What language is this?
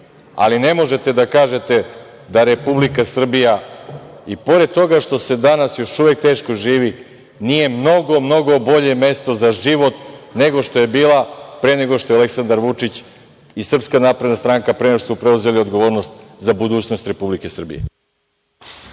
Serbian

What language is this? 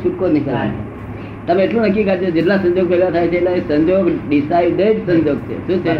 Gujarati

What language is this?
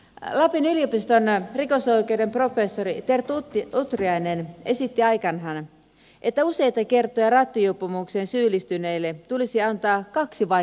Finnish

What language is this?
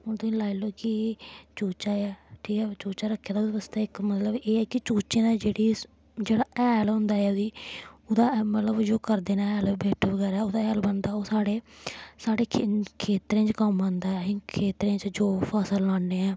Dogri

